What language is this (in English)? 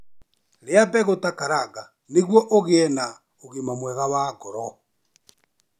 Kikuyu